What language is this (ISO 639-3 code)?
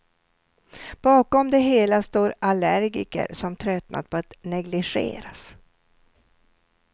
swe